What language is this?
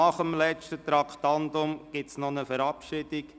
Swiss German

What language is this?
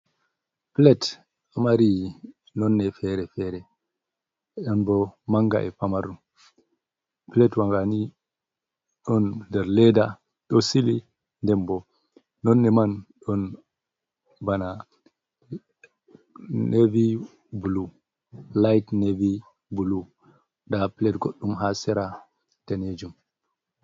Fula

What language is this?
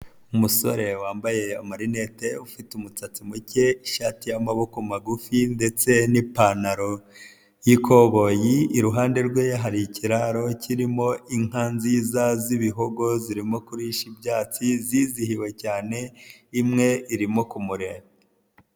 Kinyarwanda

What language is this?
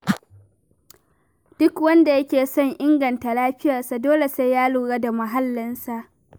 Hausa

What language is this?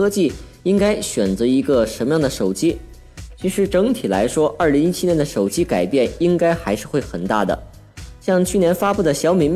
Chinese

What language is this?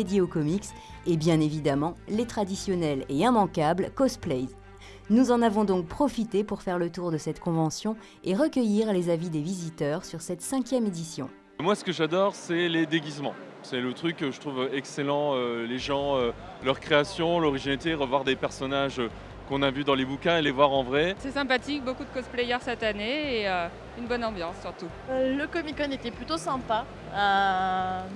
French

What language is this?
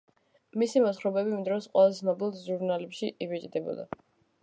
Georgian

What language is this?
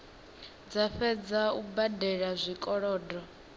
Venda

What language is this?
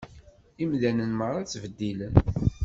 Kabyle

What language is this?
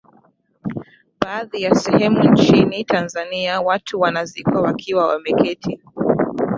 Swahili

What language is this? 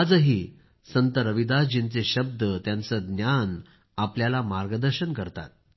Marathi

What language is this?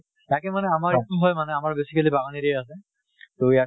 Assamese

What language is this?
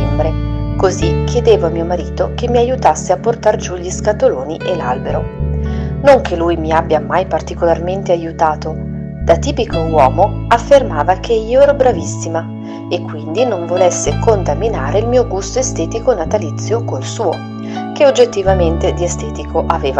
Italian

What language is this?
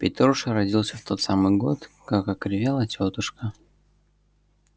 Russian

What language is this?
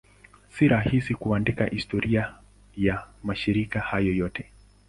Swahili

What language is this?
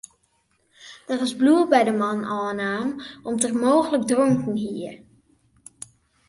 Western Frisian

